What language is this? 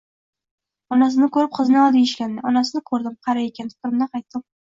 Uzbek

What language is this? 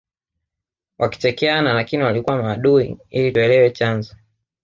Swahili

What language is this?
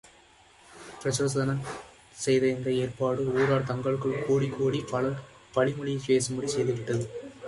Tamil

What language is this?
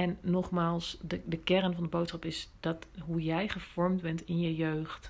Dutch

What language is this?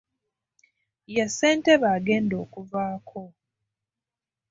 Ganda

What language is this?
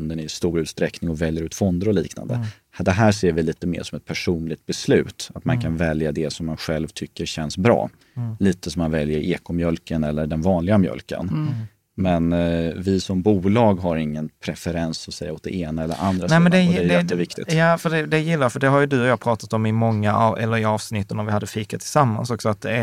Swedish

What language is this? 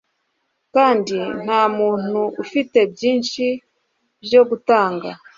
Kinyarwanda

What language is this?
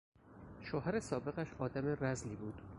Persian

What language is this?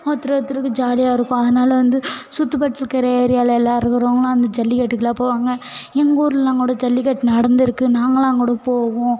Tamil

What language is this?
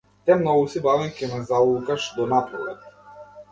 Macedonian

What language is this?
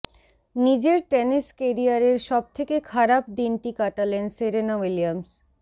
Bangla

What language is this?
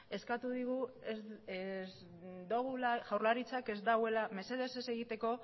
Basque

